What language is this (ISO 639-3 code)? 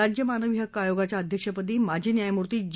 mar